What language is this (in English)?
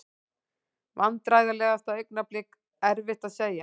Icelandic